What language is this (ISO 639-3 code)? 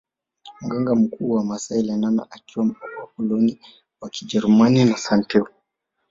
swa